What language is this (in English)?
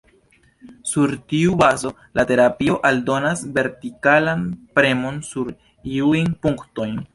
Esperanto